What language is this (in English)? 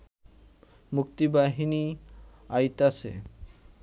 Bangla